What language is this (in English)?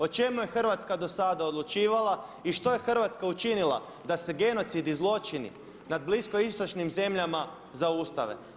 Croatian